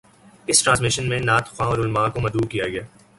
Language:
Urdu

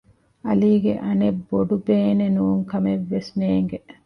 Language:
Divehi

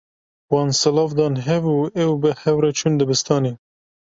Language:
Kurdish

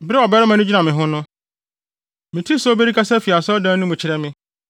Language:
Akan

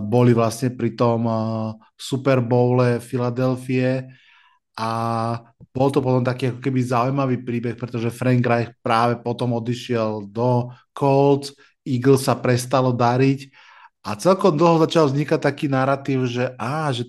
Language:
Slovak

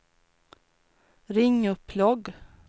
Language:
Swedish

